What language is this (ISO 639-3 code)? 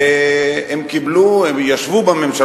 heb